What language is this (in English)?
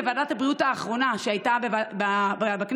Hebrew